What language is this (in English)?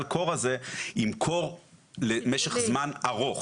Hebrew